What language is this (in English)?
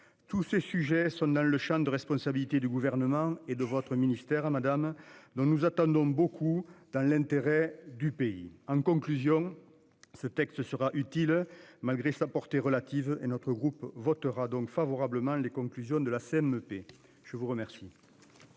French